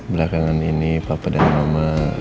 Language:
Indonesian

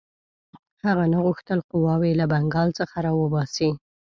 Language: Pashto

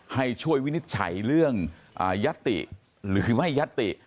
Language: Thai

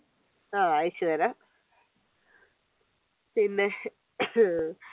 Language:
Malayalam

